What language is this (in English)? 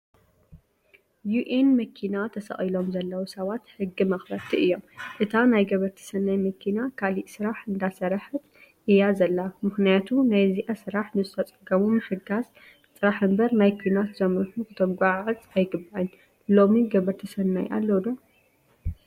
Tigrinya